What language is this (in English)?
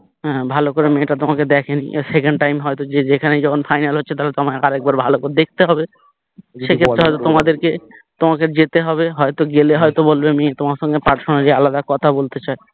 Bangla